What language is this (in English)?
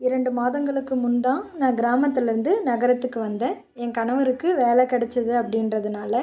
Tamil